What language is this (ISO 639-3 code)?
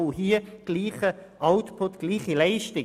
gsw